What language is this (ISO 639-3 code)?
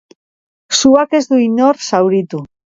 eus